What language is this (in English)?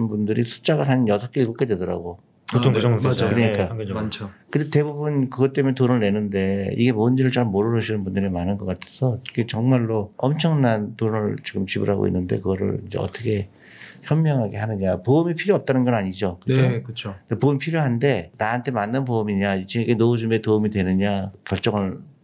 Korean